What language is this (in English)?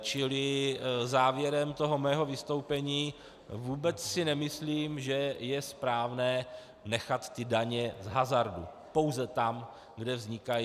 Czech